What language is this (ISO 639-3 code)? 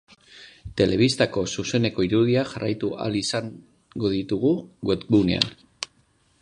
eus